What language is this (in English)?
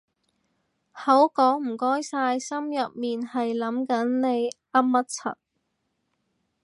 Cantonese